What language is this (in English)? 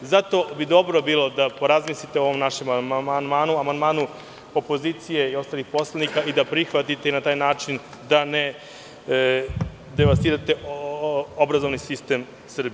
Serbian